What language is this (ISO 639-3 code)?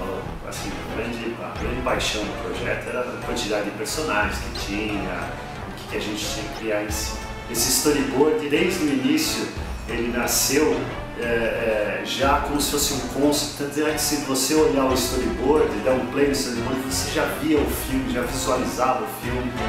por